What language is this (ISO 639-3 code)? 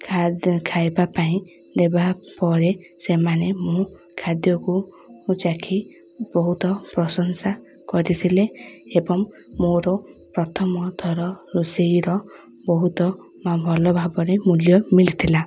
ori